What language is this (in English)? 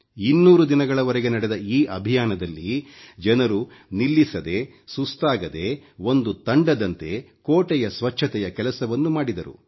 Kannada